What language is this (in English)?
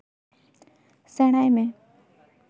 Santali